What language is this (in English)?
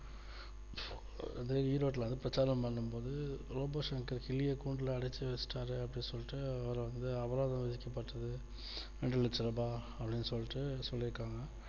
Tamil